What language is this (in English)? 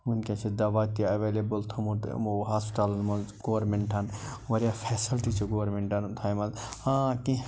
Kashmiri